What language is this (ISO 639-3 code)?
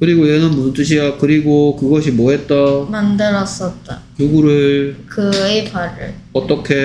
kor